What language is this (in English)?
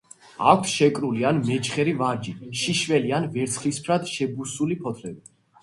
Georgian